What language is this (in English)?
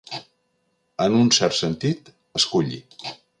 Catalan